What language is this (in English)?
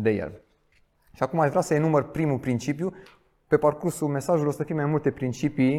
Romanian